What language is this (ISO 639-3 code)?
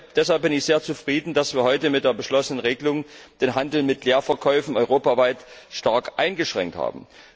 deu